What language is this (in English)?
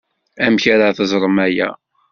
Kabyle